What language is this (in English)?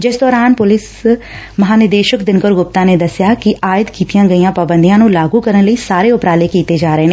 Punjabi